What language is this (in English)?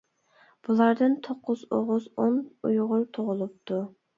Uyghur